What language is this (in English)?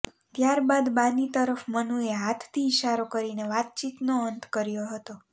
Gujarati